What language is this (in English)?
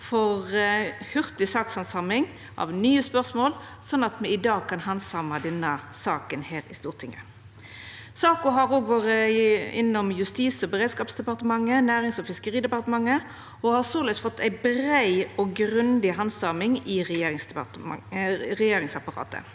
Norwegian